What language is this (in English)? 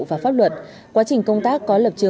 Vietnamese